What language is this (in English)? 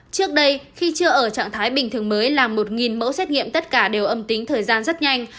Vietnamese